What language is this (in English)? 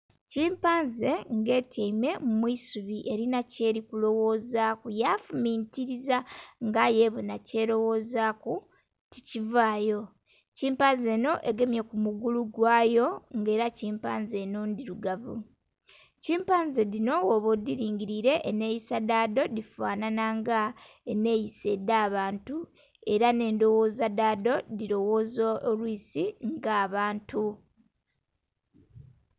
Soga